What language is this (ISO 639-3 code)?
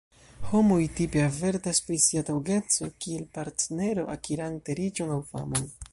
epo